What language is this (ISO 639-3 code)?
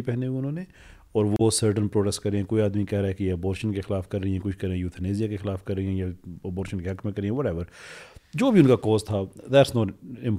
urd